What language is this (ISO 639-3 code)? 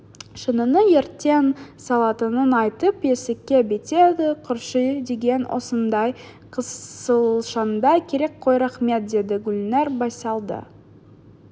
kaz